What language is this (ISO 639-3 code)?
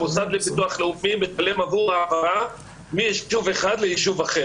heb